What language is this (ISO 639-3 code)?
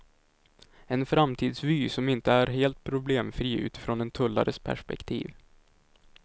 swe